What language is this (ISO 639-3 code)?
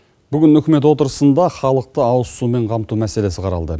kaz